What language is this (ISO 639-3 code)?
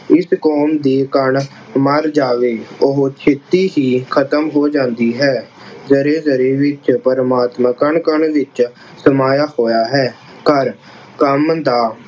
pan